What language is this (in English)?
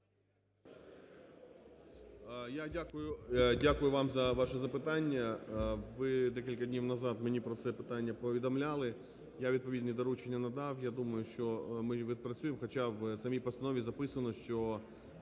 Ukrainian